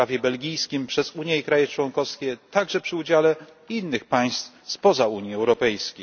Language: Polish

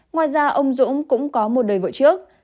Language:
Vietnamese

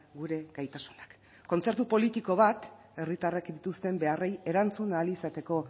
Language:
Basque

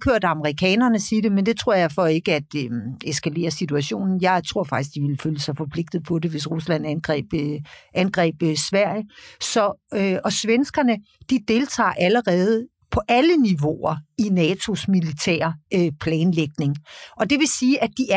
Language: Danish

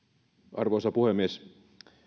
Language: Finnish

